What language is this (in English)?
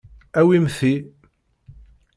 Kabyle